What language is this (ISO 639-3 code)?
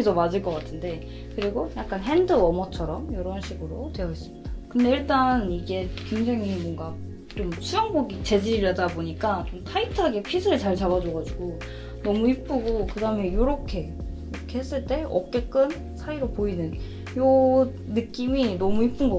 kor